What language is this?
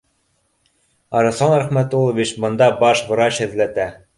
Bashkir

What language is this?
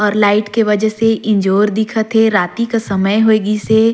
Surgujia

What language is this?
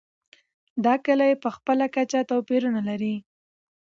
Pashto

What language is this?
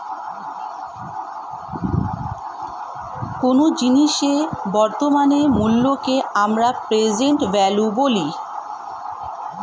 Bangla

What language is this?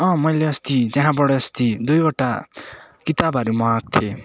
Nepali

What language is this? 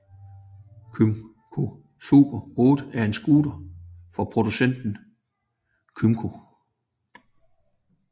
Danish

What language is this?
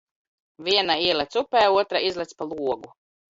Latvian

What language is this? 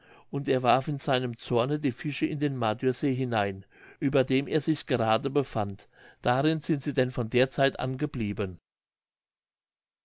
German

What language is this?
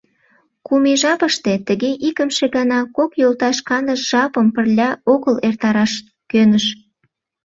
Mari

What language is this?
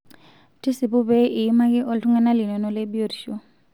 Masai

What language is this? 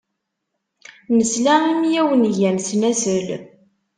Kabyle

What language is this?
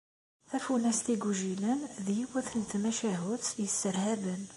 Kabyle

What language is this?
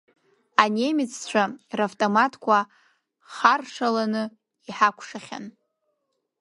Abkhazian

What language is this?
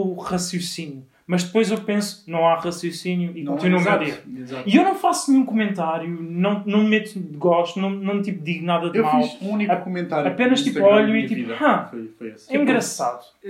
Portuguese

